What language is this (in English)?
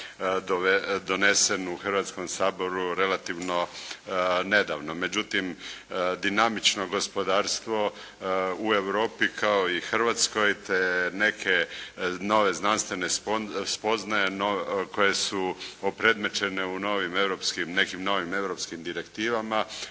Croatian